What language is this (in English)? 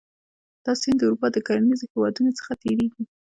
Pashto